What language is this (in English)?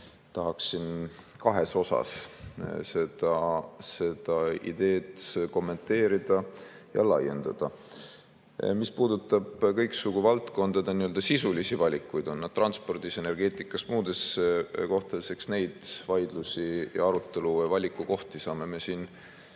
Estonian